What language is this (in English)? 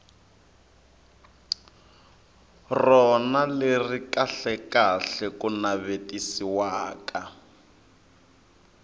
Tsonga